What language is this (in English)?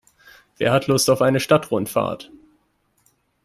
German